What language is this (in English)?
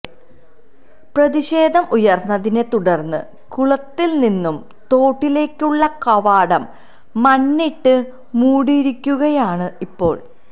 Malayalam